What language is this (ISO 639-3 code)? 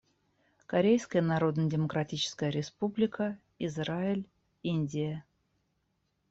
rus